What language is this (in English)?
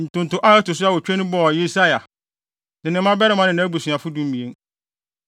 Akan